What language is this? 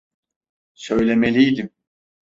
Turkish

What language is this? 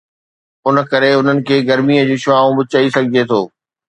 Sindhi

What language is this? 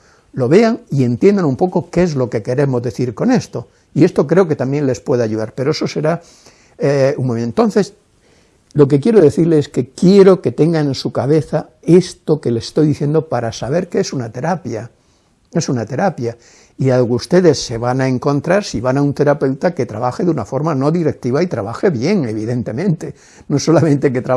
Spanish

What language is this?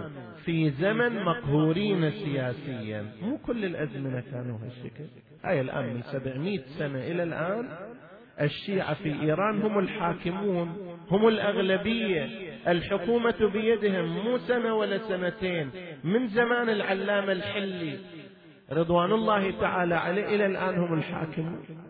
Arabic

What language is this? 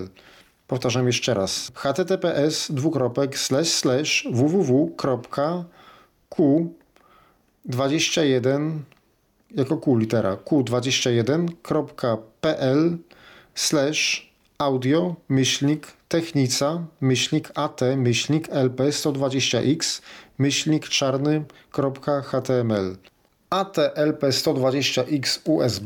Polish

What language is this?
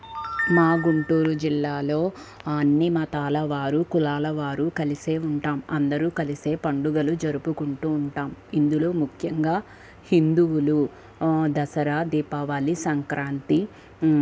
Telugu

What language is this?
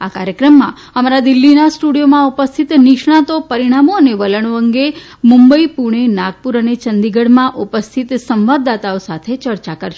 Gujarati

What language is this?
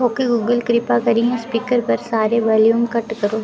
Dogri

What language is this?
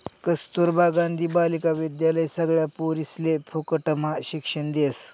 Marathi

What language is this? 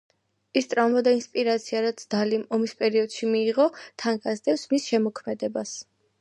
Georgian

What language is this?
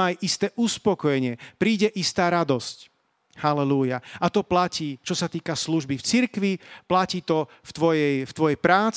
Slovak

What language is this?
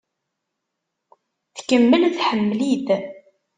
Kabyle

